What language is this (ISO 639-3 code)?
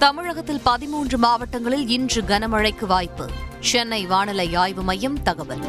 tam